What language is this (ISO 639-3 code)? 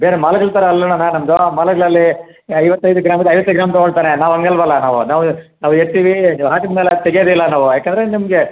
kan